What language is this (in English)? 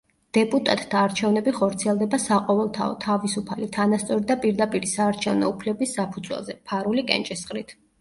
Georgian